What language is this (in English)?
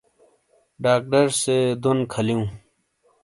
Shina